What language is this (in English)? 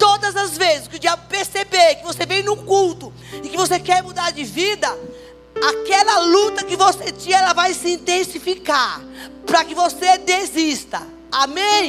Portuguese